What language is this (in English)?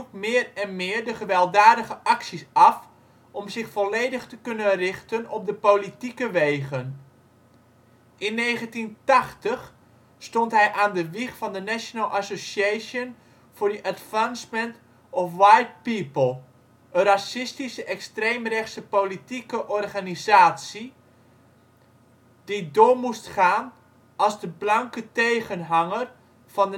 Dutch